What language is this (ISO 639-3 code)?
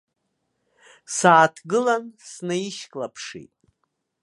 abk